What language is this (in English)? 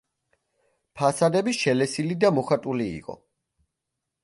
Georgian